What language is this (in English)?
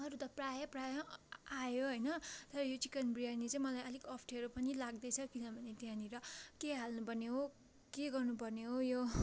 Nepali